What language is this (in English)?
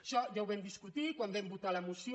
Catalan